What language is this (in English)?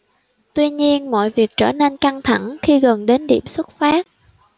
Vietnamese